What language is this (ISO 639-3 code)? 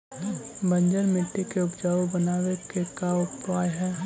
mag